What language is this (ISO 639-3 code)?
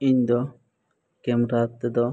sat